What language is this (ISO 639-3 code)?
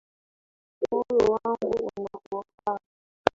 swa